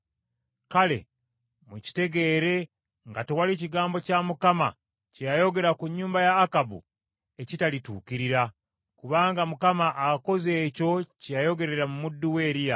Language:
Ganda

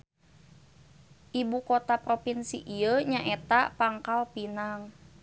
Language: Sundanese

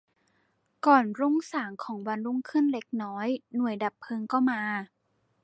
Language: Thai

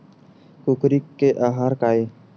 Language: Chhattisgarhi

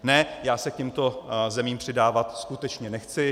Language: Czech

